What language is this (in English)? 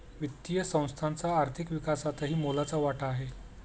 Marathi